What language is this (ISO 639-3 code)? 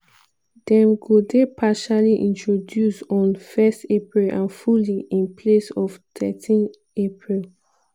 pcm